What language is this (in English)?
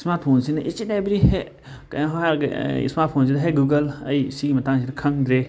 Manipuri